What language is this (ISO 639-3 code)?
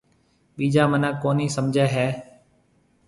mve